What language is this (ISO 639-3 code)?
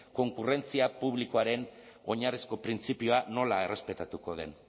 eus